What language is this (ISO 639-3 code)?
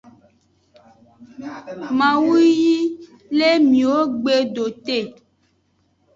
ajg